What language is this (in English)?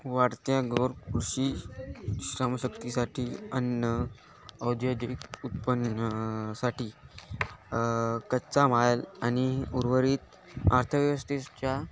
Marathi